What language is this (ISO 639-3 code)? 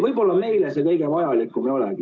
est